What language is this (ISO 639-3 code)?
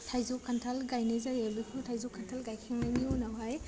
brx